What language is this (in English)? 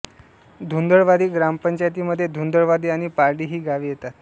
Marathi